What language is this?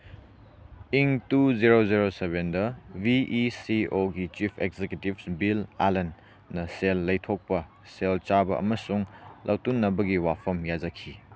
Manipuri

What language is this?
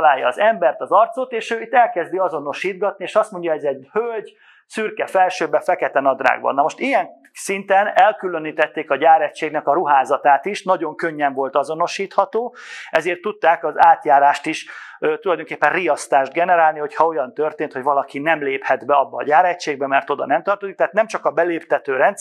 Hungarian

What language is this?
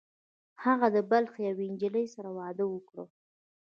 Pashto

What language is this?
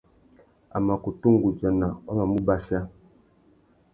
Tuki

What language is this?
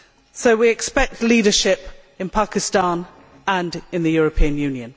English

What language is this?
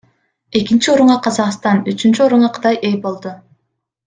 Kyrgyz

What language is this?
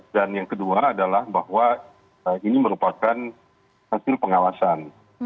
Indonesian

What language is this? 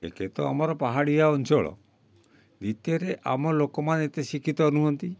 Odia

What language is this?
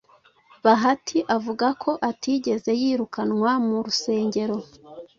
Kinyarwanda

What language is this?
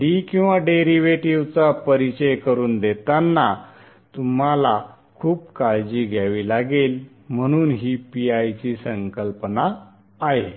Marathi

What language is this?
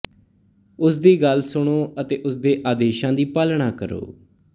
Punjabi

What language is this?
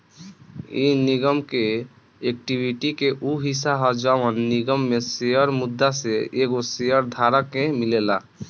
Bhojpuri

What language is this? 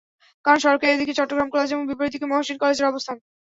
Bangla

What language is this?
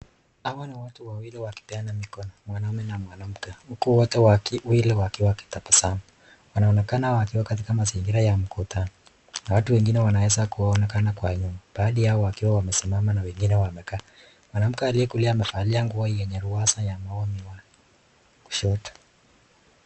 Swahili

